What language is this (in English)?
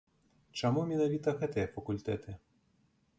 Belarusian